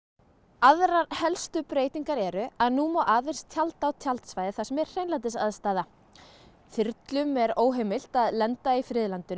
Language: Icelandic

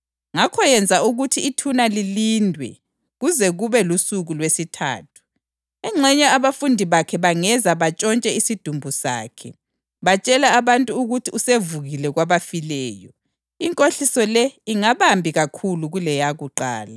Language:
North Ndebele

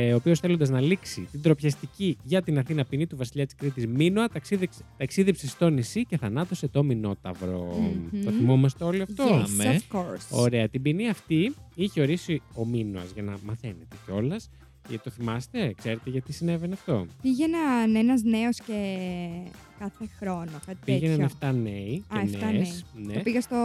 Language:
Greek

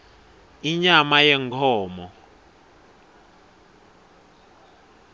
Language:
Swati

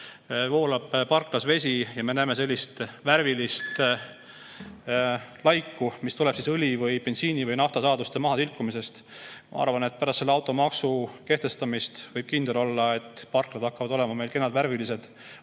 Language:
Estonian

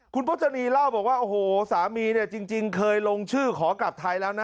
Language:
Thai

